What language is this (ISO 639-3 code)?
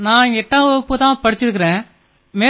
tam